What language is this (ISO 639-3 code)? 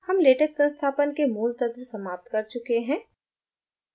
hin